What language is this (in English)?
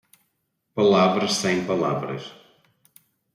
Portuguese